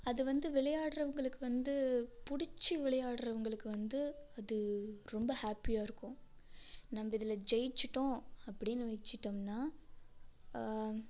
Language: Tamil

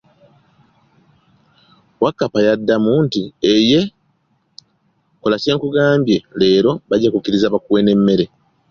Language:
Ganda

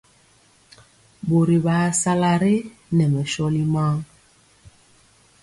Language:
Mpiemo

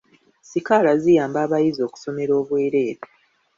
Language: Ganda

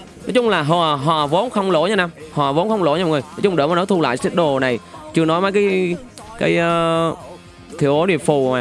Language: Vietnamese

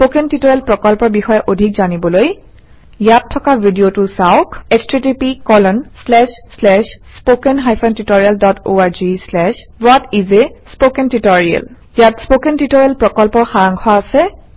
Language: Assamese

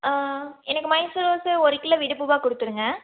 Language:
Tamil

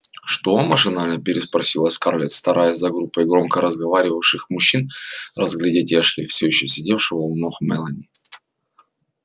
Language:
Russian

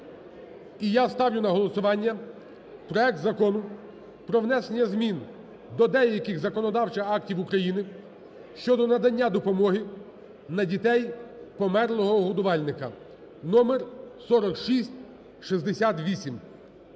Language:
Ukrainian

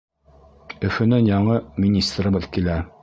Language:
Bashkir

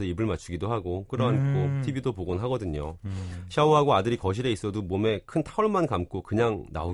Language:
Korean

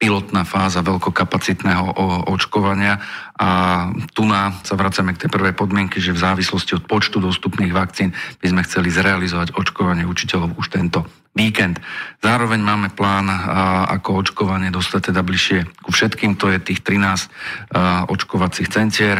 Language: Slovak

